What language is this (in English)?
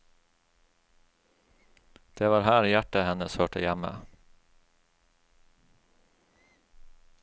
Norwegian